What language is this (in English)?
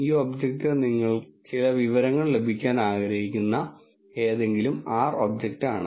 Malayalam